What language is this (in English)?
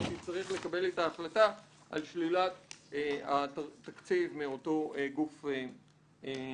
Hebrew